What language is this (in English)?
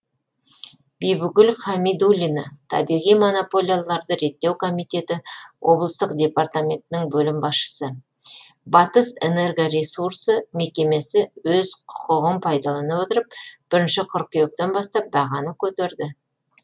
Kazakh